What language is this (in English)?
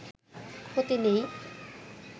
Bangla